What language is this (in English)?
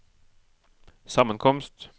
Norwegian